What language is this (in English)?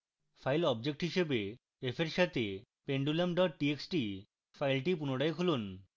Bangla